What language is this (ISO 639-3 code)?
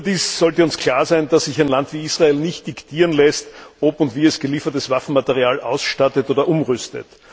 deu